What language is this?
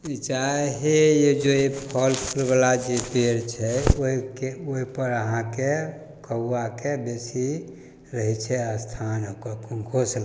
Maithili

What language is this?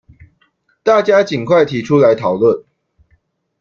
Chinese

